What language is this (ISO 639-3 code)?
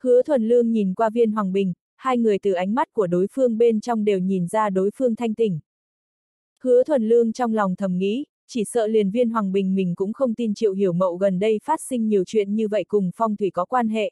vie